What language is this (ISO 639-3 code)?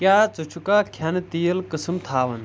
kas